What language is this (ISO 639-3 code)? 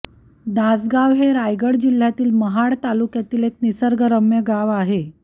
mar